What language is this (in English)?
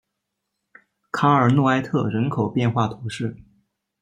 Chinese